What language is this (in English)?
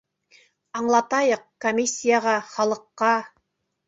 Bashkir